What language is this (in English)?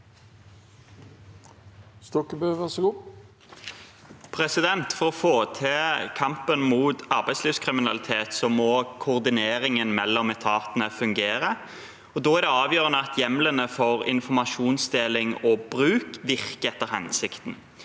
Norwegian